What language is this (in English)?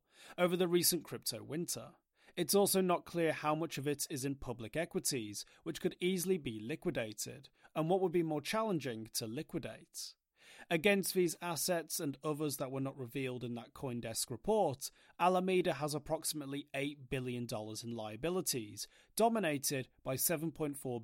English